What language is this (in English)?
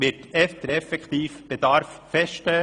Swiss German